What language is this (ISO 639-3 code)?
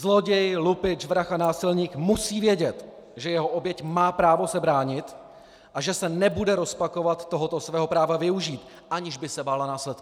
ces